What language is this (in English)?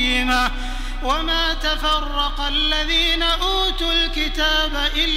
Arabic